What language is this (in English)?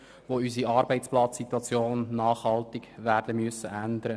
Swiss German